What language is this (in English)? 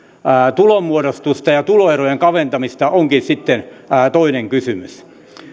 Finnish